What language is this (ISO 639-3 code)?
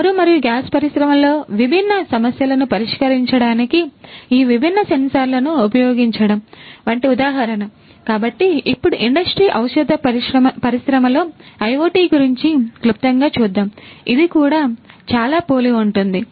tel